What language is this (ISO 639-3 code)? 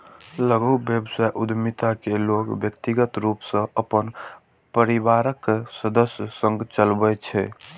mai